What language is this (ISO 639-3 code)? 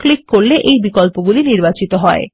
ben